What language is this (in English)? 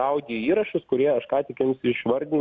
Lithuanian